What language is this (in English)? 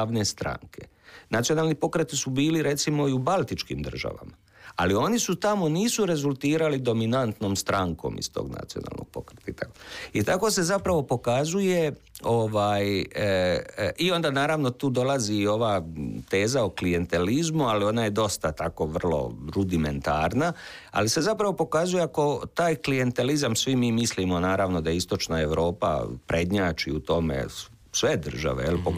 Croatian